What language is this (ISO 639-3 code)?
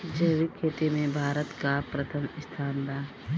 bho